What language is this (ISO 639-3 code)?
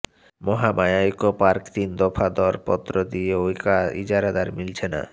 ben